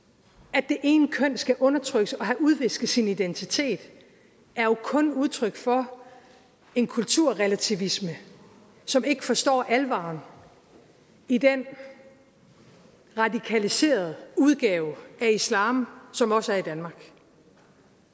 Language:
Danish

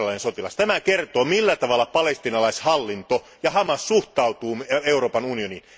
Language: Finnish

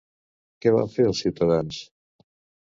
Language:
Catalan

